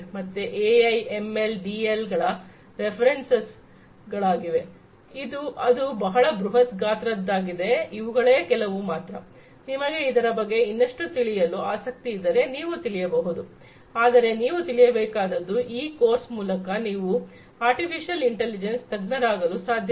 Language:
Kannada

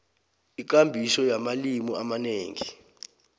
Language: South Ndebele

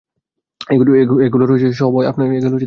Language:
Bangla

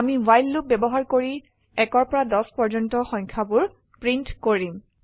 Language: Assamese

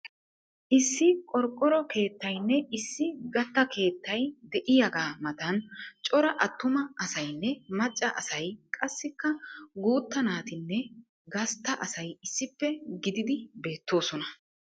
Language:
Wolaytta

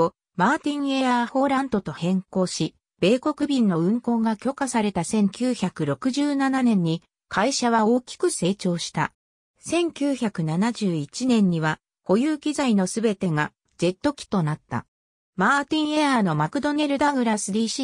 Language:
Japanese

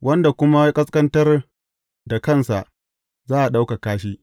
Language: Hausa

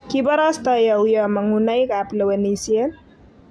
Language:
Kalenjin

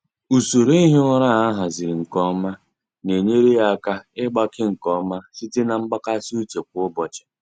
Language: Igbo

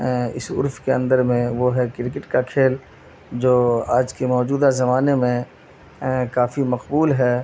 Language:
Urdu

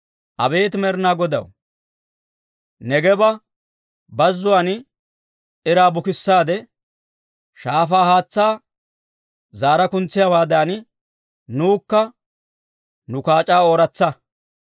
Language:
Dawro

